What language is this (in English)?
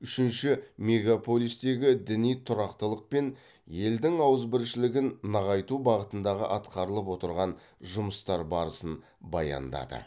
Kazakh